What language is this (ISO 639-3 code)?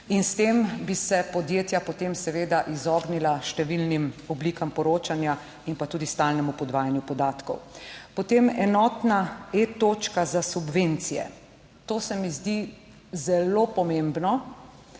slv